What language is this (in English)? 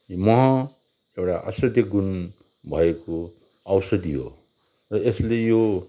Nepali